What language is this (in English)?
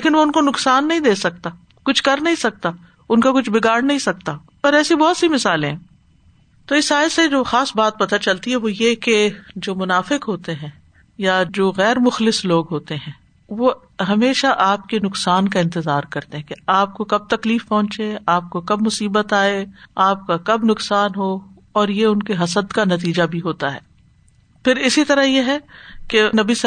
Urdu